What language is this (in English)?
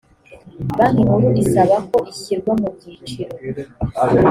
Kinyarwanda